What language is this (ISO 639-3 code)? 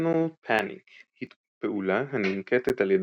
heb